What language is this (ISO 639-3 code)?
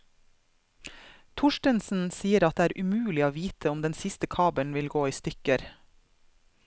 nor